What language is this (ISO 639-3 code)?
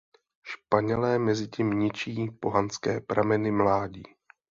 ces